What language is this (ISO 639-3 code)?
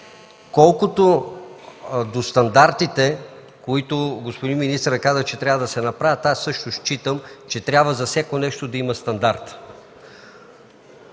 bul